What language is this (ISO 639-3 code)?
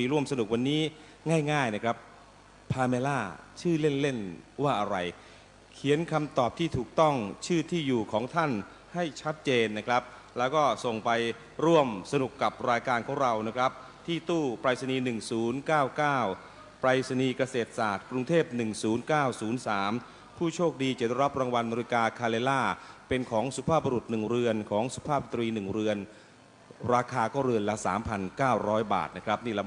tha